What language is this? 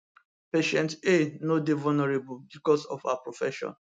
Nigerian Pidgin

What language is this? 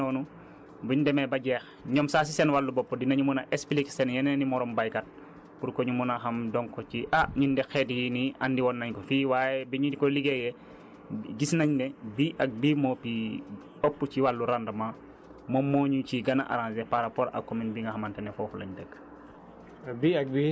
Wolof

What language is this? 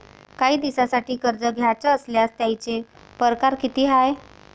Marathi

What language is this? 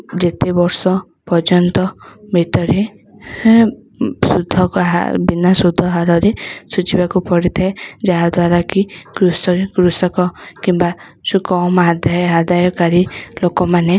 Odia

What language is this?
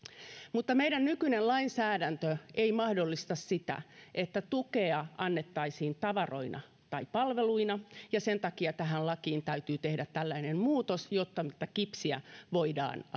Finnish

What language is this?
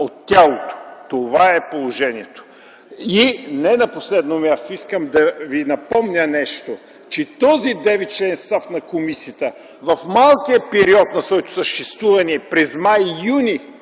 Bulgarian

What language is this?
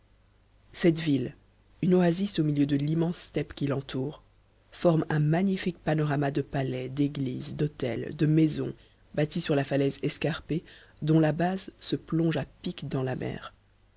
French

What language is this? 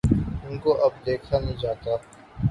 Urdu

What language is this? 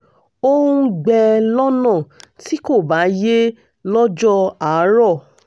Yoruba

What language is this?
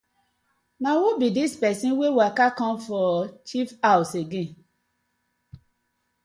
Nigerian Pidgin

